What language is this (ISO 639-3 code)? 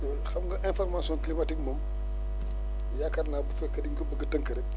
wol